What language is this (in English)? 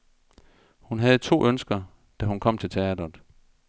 Danish